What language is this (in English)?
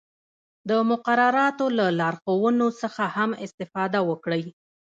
Pashto